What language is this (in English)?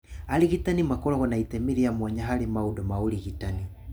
Kikuyu